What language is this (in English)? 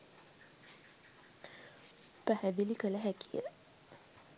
Sinhala